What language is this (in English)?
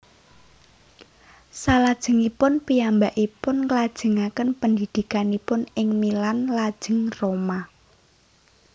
Javanese